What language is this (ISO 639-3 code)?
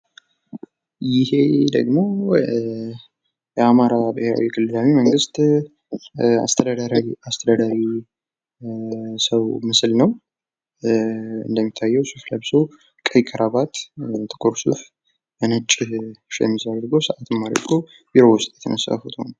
amh